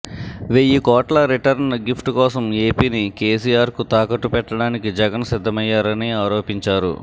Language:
Telugu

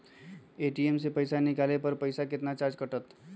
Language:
Magahi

